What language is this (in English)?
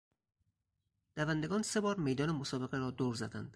Persian